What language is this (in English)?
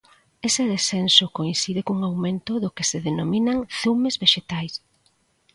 Galician